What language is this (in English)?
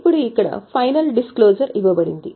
Telugu